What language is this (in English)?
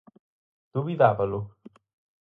Galician